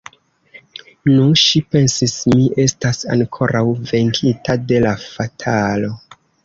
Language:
Esperanto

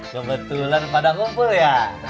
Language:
Indonesian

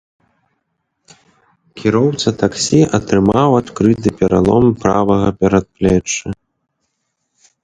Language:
Belarusian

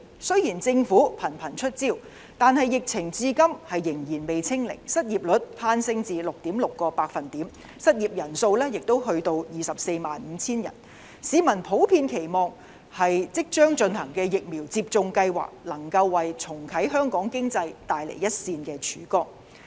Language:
Cantonese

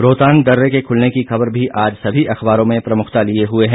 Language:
Hindi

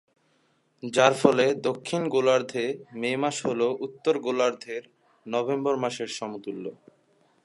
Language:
Bangla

